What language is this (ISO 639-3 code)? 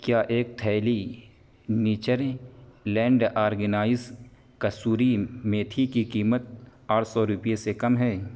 urd